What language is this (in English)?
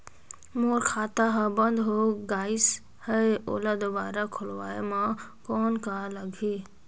Chhattisgarhi